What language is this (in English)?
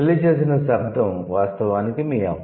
Telugu